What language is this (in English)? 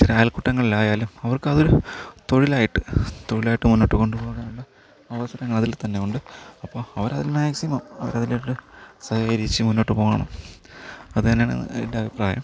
Malayalam